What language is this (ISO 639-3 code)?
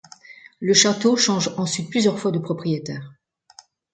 fra